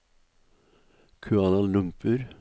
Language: Norwegian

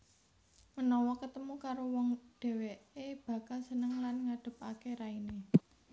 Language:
Javanese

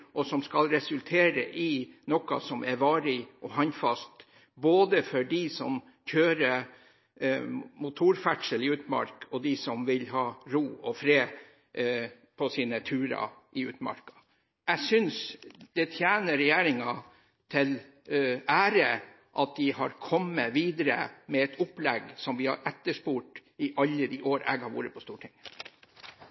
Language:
Norwegian Bokmål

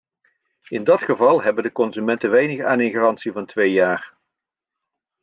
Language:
Dutch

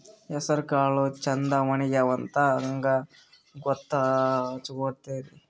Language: Kannada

